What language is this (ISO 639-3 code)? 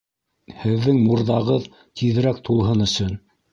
bak